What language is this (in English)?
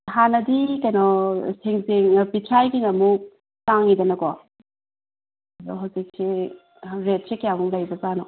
Manipuri